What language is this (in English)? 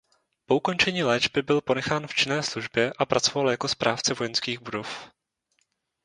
Czech